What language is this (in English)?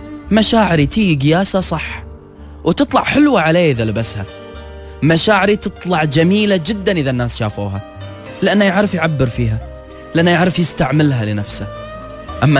Arabic